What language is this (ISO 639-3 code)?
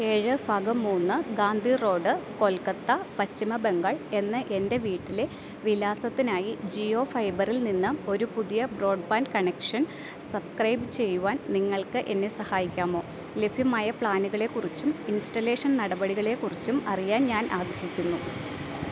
mal